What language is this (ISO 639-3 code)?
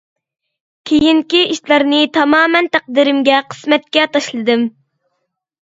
uig